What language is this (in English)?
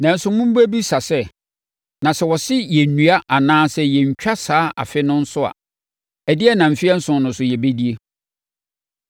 Akan